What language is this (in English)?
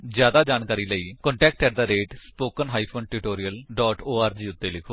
Punjabi